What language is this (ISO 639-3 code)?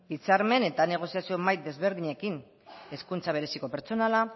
eus